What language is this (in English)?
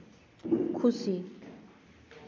Santali